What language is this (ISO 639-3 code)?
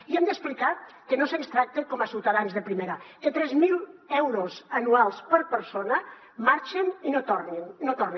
cat